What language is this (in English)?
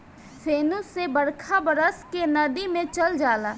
Bhojpuri